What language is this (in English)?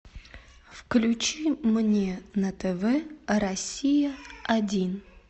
Russian